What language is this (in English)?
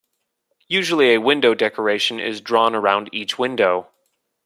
English